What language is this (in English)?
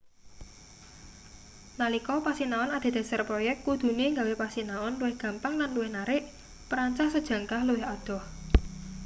Javanese